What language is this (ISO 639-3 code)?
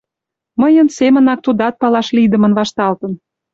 chm